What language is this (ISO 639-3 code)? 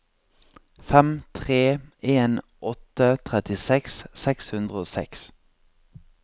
nor